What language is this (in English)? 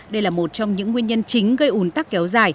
Vietnamese